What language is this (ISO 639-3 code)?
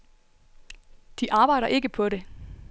dan